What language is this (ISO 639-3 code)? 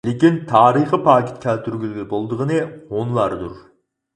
uig